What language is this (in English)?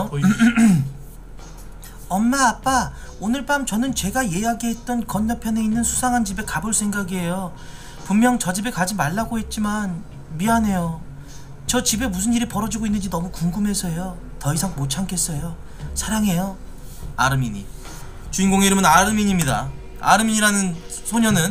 Korean